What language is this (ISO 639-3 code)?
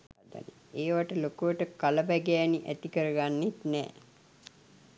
sin